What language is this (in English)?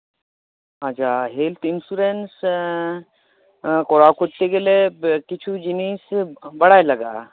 Santali